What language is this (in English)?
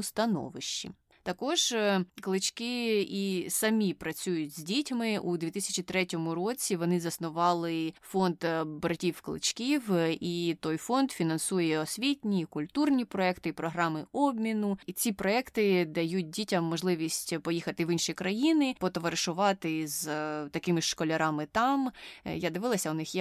Ukrainian